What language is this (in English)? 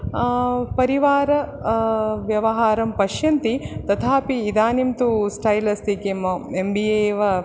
Sanskrit